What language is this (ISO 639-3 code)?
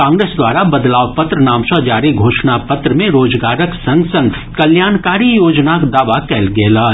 mai